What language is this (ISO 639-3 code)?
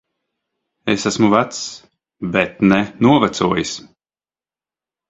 lav